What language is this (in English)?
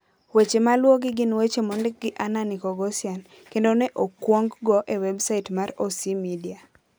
Luo (Kenya and Tanzania)